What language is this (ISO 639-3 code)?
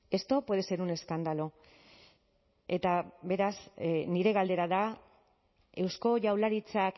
eus